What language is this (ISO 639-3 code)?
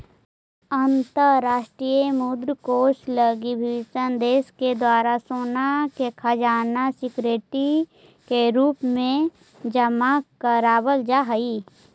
mag